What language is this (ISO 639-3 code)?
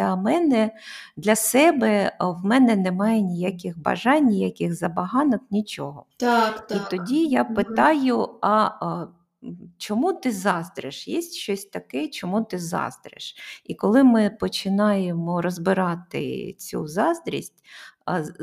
ukr